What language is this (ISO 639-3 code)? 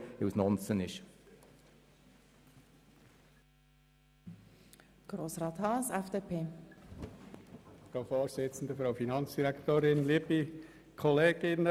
gsw